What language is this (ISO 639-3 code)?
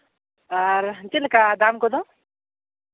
sat